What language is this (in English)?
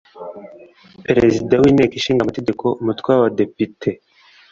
Kinyarwanda